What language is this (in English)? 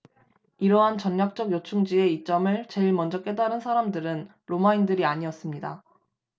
Korean